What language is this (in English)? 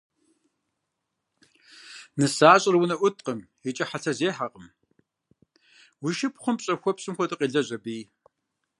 Kabardian